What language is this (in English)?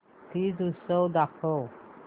Marathi